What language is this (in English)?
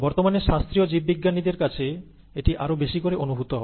Bangla